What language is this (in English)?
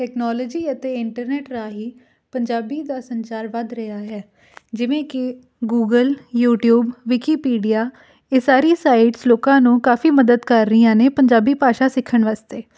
Punjabi